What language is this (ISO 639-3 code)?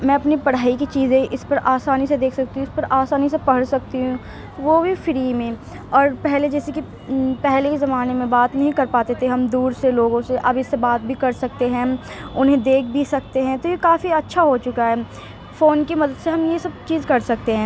urd